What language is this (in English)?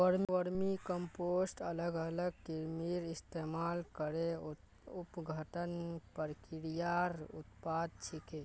Magahi